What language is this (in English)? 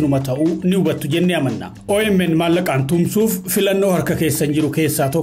Indonesian